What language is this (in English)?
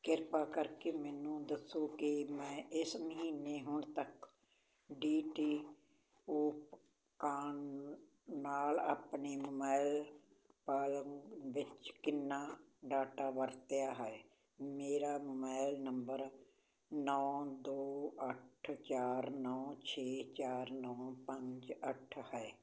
Punjabi